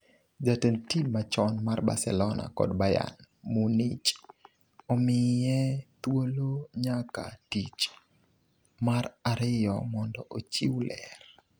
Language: Luo (Kenya and Tanzania)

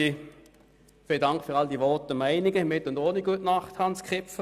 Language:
Swiss German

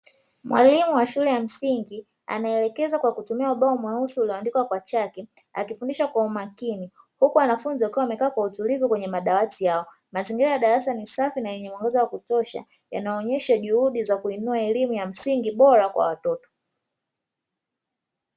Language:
Swahili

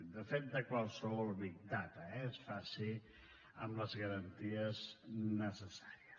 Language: Catalan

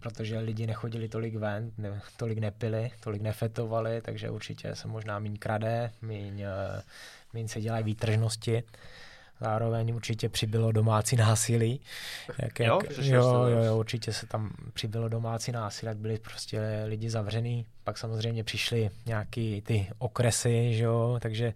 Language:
Czech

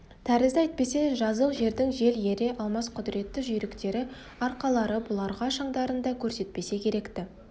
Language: Kazakh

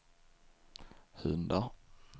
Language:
Swedish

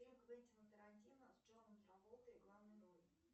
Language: Russian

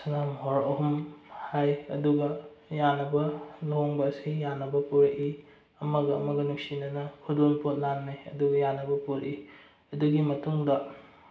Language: Manipuri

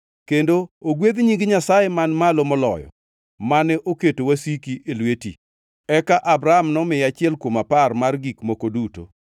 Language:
Luo (Kenya and Tanzania)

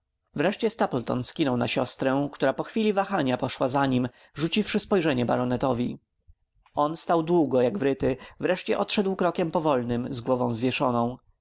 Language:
Polish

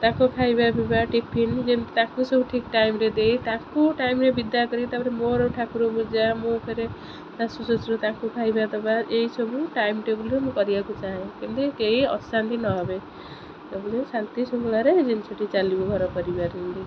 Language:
Odia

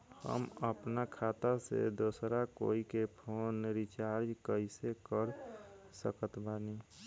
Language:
Bhojpuri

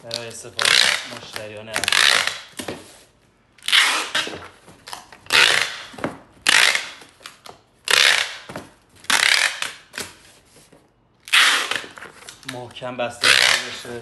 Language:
Persian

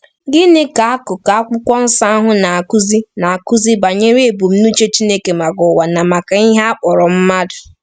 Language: Igbo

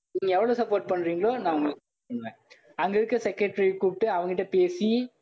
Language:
Tamil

